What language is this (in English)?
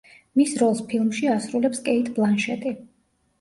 Georgian